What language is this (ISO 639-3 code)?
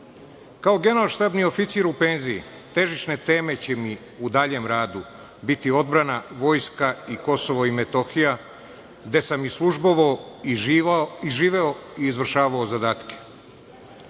srp